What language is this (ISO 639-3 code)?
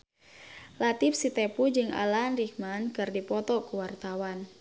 sun